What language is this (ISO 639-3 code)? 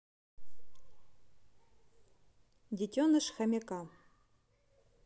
rus